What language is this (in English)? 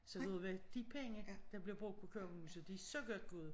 Danish